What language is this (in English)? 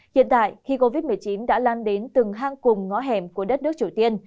Vietnamese